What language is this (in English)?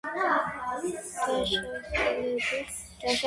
Georgian